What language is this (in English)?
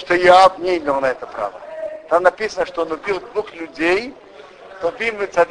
Russian